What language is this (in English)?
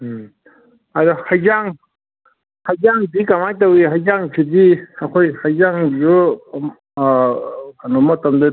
Manipuri